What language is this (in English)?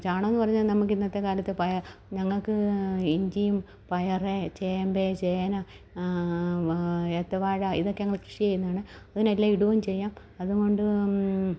Malayalam